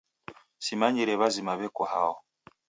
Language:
Taita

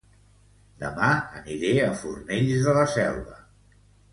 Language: Catalan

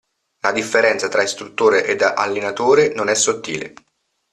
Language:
Italian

